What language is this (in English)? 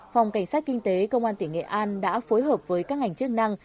Vietnamese